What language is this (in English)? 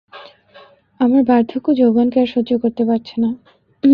Bangla